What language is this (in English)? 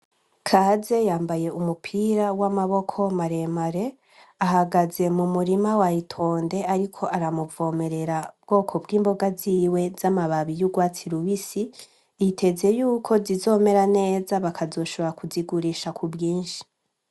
Rundi